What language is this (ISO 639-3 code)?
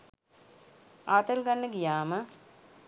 sin